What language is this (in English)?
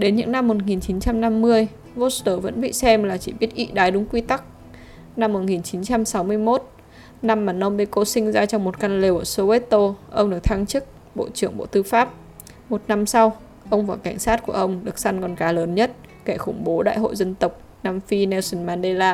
Vietnamese